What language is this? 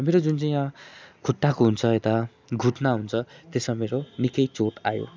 Nepali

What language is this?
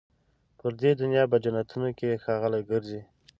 Pashto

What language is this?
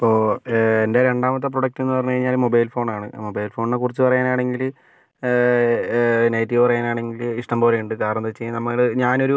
Malayalam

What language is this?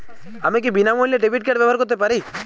Bangla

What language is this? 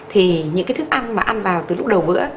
Vietnamese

